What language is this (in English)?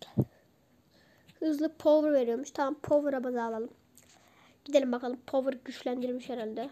Turkish